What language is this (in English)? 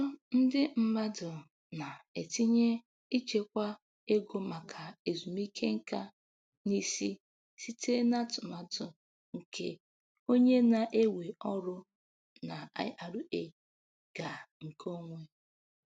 Igbo